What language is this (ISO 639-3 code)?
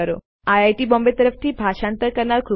guj